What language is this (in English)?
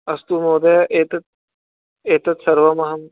Sanskrit